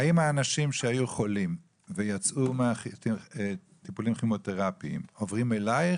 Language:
Hebrew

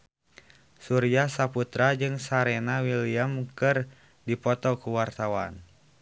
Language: Sundanese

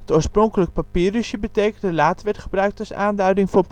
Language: Dutch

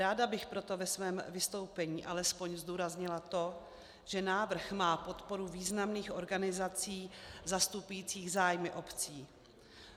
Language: Czech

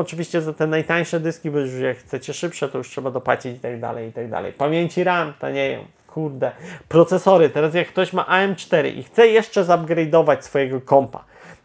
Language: Polish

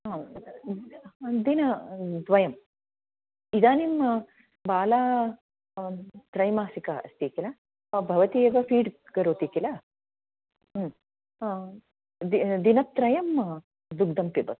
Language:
Sanskrit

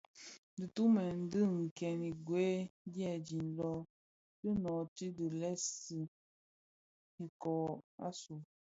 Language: Bafia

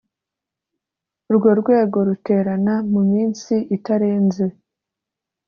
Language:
Kinyarwanda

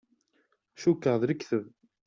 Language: Kabyle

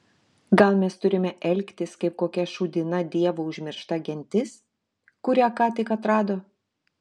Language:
Lithuanian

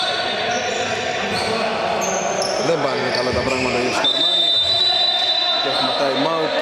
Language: Greek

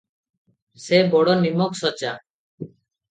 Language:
Odia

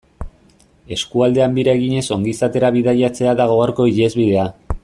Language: Basque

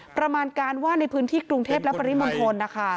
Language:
Thai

